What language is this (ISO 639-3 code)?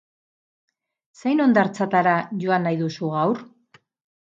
eus